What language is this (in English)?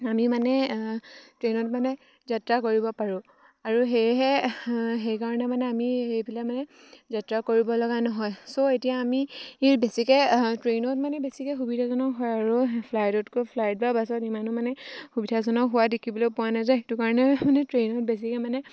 Assamese